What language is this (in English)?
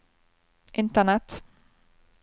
Norwegian